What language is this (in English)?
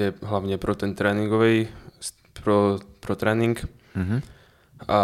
Czech